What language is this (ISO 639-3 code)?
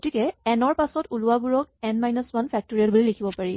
asm